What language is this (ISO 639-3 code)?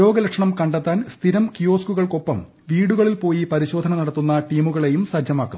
mal